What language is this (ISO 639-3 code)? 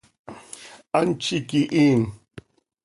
sei